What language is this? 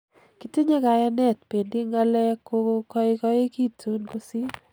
Kalenjin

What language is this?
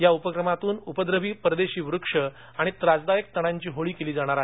Marathi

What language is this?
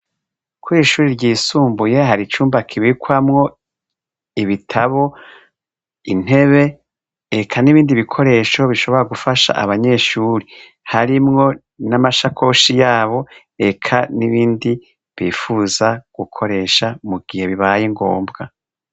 Rundi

